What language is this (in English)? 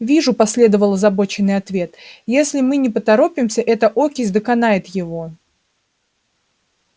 Russian